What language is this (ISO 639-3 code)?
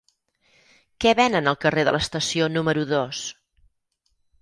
cat